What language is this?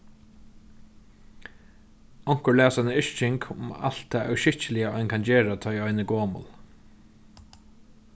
Faroese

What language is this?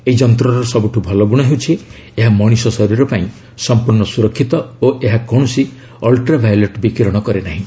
Odia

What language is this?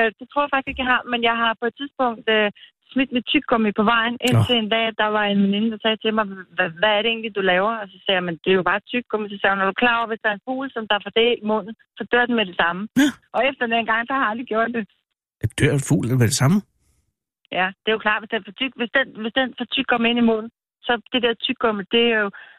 Danish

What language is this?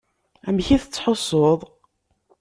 Kabyle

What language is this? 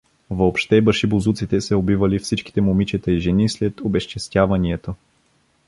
Bulgarian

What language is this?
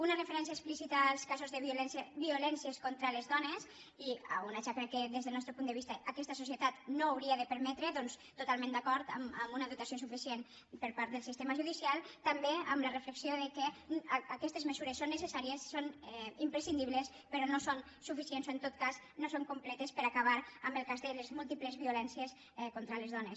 Catalan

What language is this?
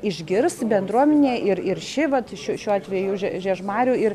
Lithuanian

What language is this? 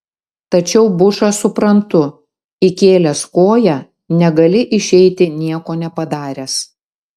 Lithuanian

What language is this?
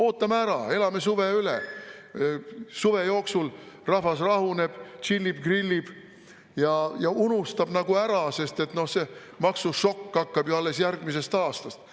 Estonian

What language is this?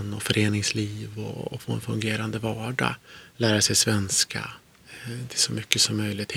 Swedish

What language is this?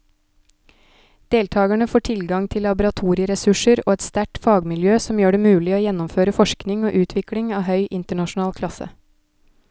Norwegian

